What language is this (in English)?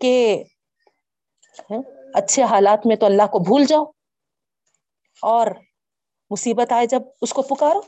Urdu